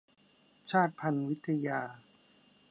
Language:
Thai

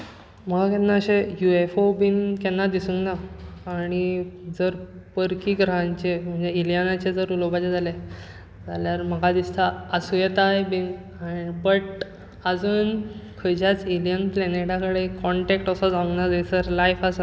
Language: Konkani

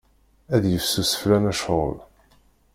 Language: Kabyle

